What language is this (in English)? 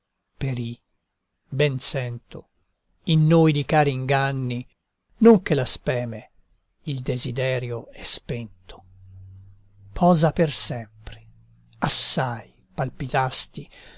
Italian